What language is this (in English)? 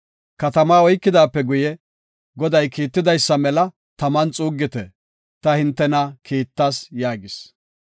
Gofa